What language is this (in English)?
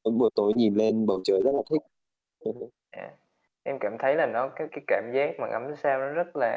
Vietnamese